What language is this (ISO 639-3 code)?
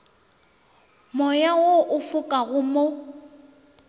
nso